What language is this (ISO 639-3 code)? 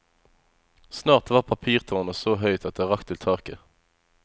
nor